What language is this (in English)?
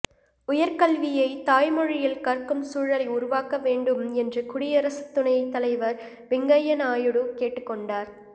Tamil